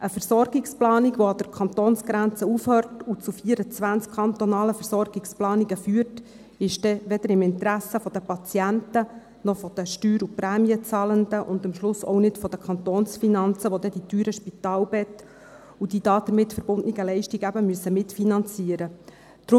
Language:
Swiss German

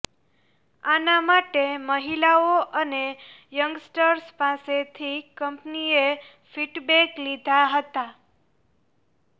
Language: Gujarati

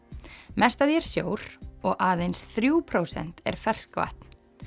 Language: Icelandic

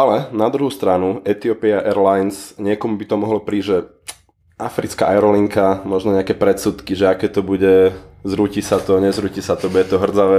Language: Slovak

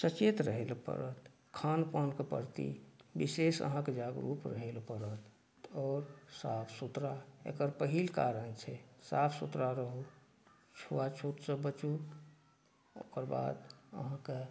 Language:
Maithili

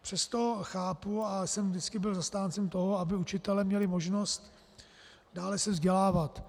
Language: Czech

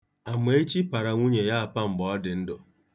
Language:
Igbo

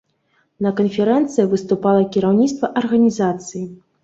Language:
Belarusian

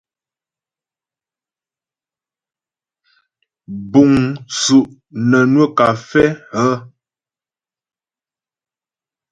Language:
Ghomala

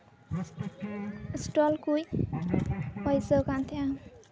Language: Santali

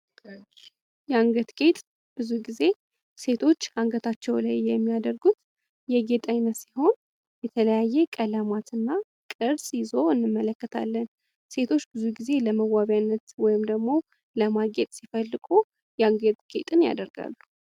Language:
Amharic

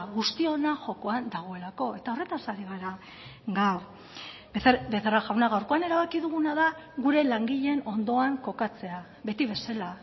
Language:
Basque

